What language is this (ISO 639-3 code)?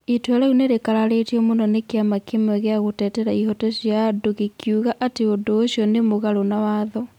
kik